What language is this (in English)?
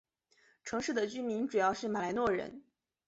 Chinese